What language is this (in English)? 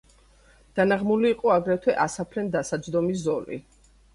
Georgian